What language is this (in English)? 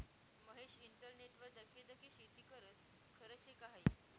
Marathi